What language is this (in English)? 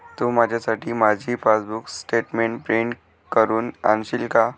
Marathi